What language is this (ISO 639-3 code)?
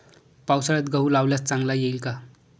mar